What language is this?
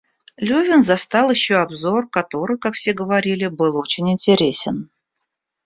Russian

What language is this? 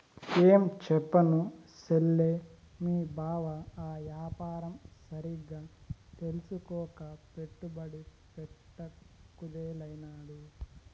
Telugu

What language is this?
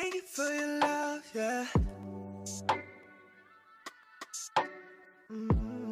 Malay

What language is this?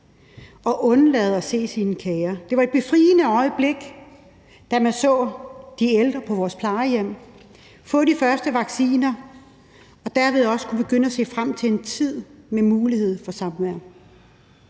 Danish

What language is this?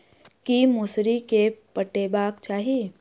Maithili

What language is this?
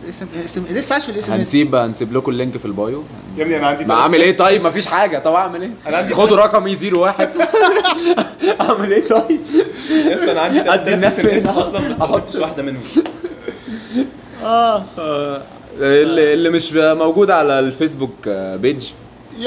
Arabic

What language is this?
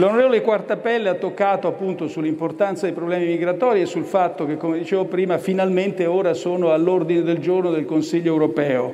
Italian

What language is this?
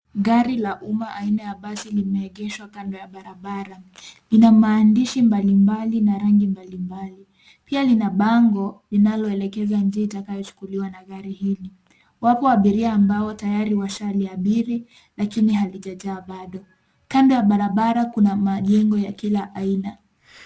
Swahili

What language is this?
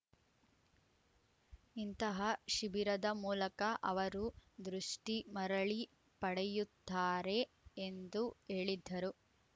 Kannada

